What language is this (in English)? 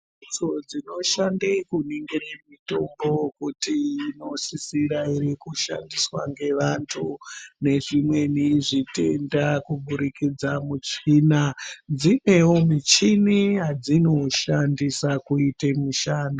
Ndau